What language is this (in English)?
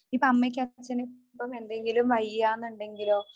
Malayalam